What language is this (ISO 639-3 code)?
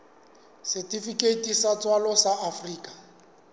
sot